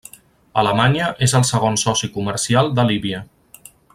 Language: Catalan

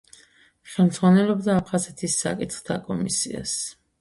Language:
Georgian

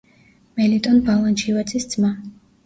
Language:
Georgian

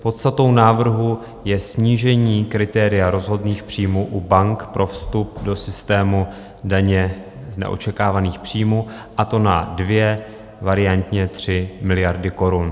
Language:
Czech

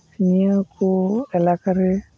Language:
Santali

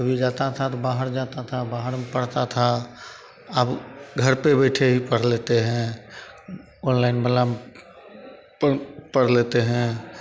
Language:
Hindi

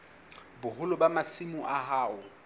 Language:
Southern Sotho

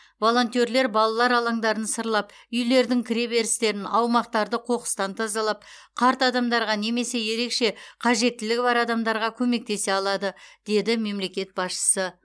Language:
Kazakh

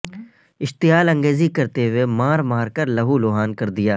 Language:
Urdu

